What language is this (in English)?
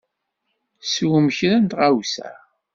Kabyle